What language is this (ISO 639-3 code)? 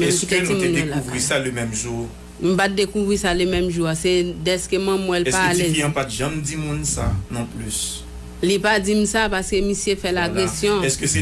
fra